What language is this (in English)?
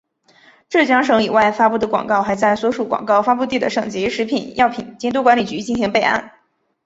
Chinese